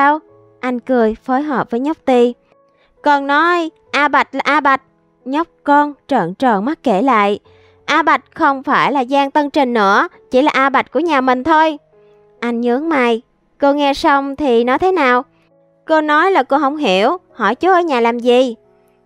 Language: Vietnamese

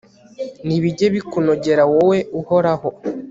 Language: Kinyarwanda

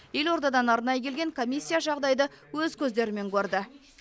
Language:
Kazakh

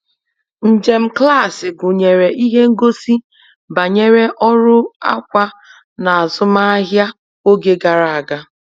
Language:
Igbo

